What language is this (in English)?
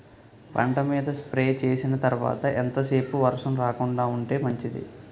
Telugu